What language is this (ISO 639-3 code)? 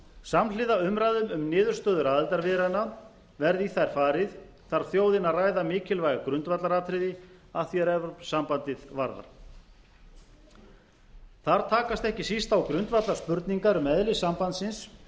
isl